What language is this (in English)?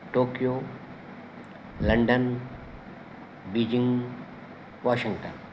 Sanskrit